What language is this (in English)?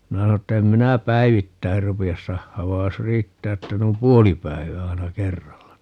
Finnish